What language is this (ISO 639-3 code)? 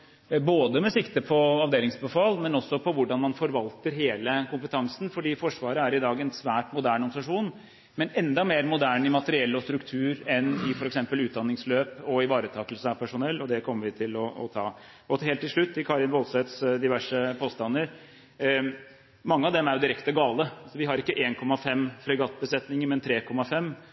nob